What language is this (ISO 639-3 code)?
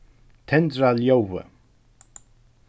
fao